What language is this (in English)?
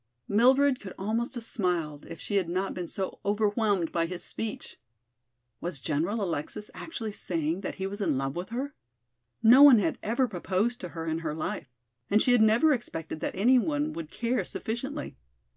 English